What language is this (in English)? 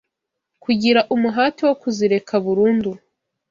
Kinyarwanda